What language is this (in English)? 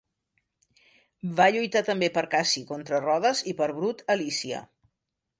Catalan